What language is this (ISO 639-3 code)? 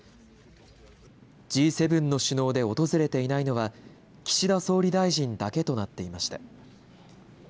jpn